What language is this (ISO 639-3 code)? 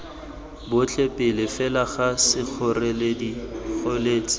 tsn